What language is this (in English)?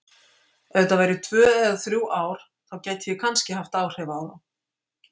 Icelandic